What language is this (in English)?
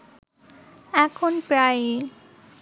Bangla